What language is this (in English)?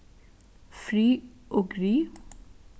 Faroese